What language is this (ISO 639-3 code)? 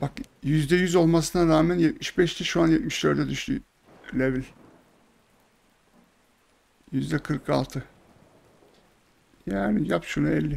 tur